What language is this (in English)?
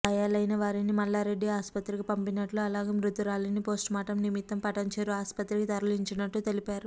Telugu